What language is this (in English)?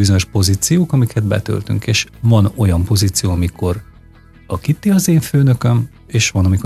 Hungarian